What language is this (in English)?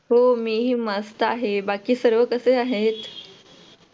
Marathi